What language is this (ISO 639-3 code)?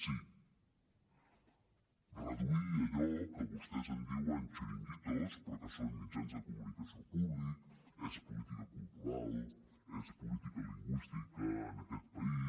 cat